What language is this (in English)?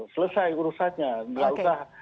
Indonesian